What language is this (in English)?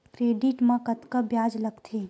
Chhattisgarhi